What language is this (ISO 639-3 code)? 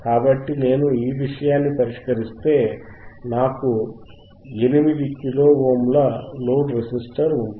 tel